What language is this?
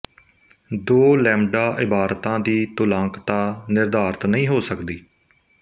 Punjabi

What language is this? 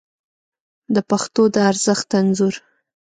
Pashto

